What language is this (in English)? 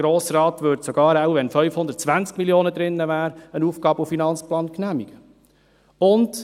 Swiss German